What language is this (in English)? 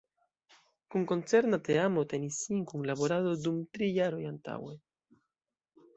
Esperanto